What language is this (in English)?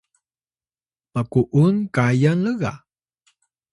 Atayal